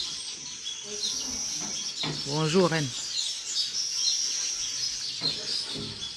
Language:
French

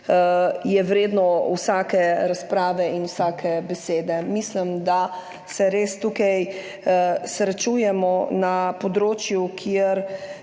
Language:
Slovenian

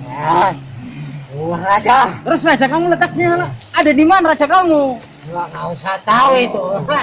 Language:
Indonesian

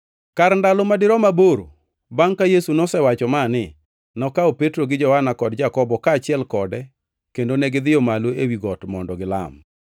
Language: Luo (Kenya and Tanzania)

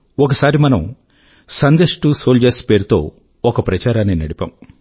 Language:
Telugu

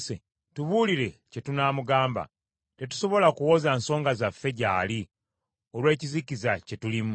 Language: Ganda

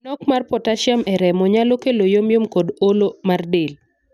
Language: Luo (Kenya and Tanzania)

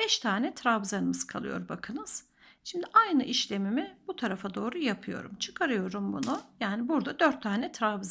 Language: Turkish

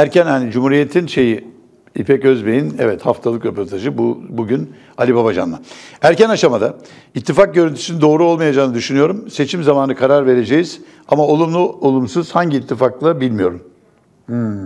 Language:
Turkish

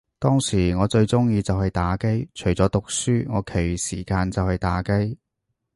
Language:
Cantonese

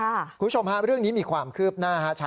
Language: Thai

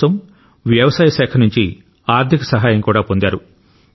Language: Telugu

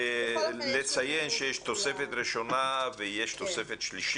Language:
Hebrew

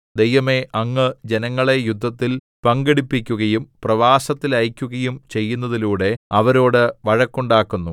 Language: Malayalam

